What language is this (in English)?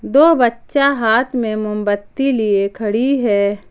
Hindi